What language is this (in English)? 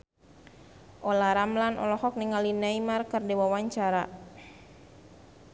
Sundanese